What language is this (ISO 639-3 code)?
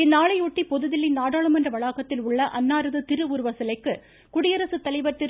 tam